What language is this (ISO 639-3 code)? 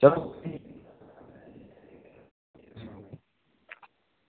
doi